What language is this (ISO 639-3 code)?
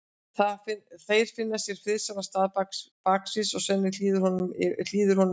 isl